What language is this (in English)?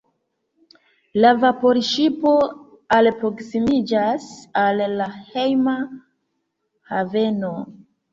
Esperanto